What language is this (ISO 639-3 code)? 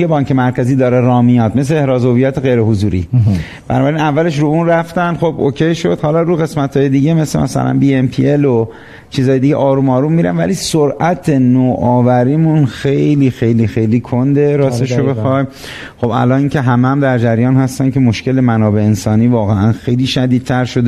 fas